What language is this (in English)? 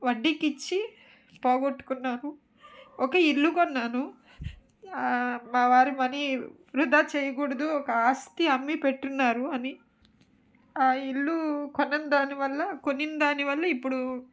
Telugu